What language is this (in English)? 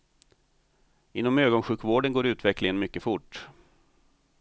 Swedish